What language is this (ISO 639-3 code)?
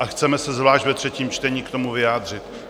ces